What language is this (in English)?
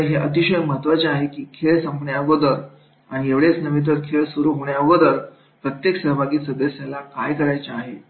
Marathi